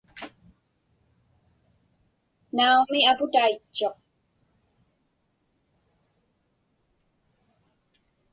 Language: Inupiaq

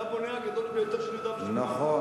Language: Hebrew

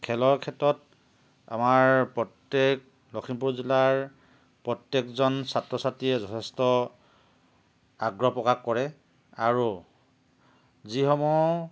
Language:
Assamese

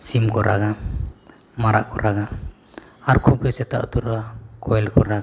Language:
Santali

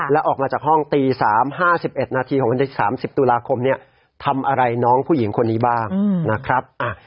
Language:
Thai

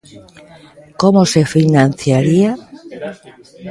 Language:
Galician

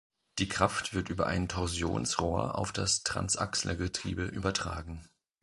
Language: German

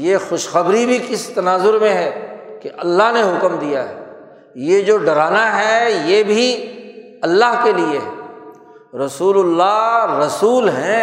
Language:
Urdu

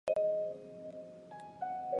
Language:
Chinese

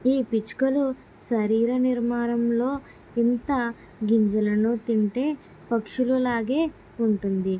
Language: Telugu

